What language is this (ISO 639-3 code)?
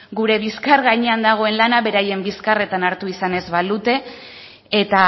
eus